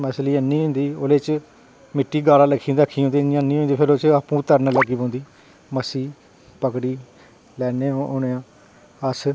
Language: Dogri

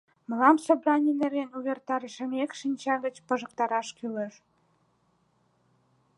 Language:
Mari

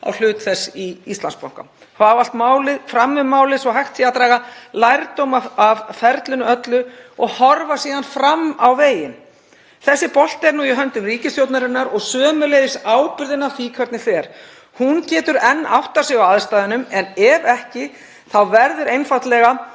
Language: Icelandic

